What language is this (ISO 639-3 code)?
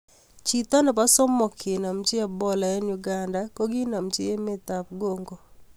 kln